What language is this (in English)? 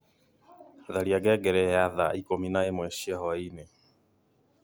Kikuyu